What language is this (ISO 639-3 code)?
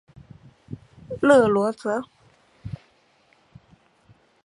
zho